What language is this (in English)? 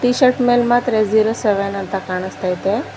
Kannada